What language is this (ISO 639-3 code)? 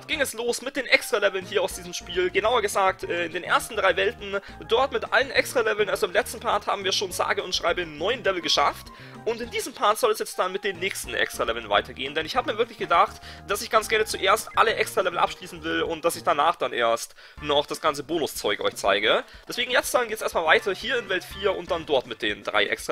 deu